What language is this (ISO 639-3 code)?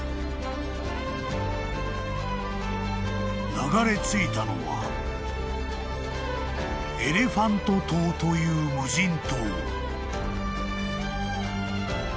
jpn